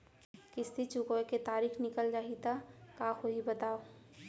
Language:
Chhattisgarhi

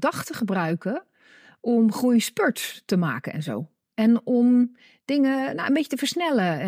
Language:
Dutch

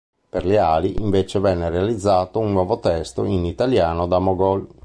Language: Italian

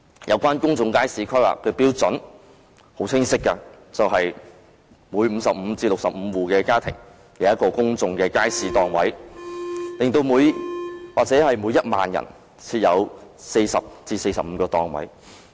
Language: Cantonese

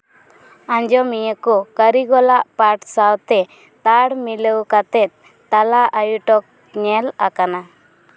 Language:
Santali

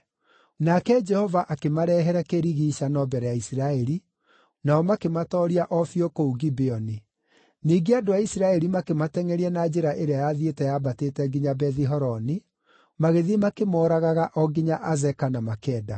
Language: Kikuyu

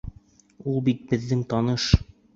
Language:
Bashkir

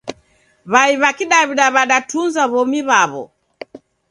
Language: Taita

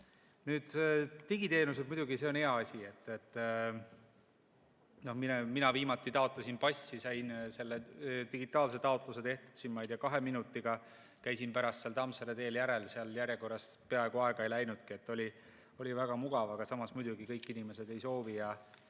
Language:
Estonian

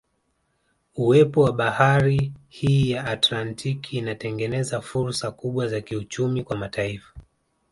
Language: Swahili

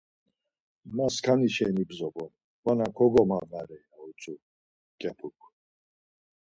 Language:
Laz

